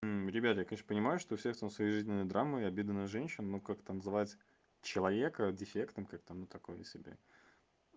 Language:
Russian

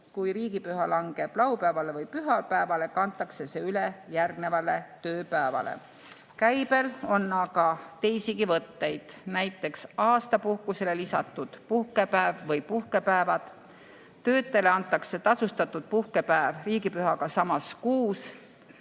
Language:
Estonian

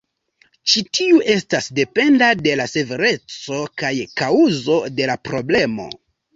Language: Esperanto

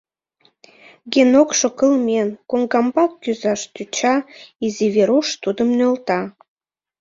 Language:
Mari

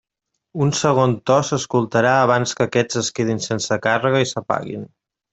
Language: Catalan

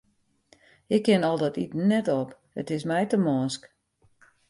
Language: Western Frisian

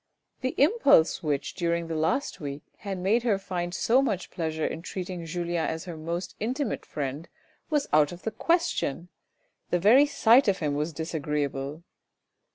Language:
English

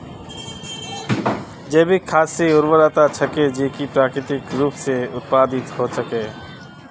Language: Magahi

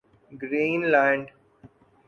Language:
Urdu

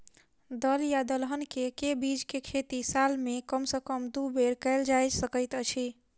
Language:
Maithili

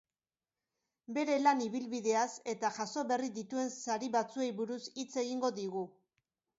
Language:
Basque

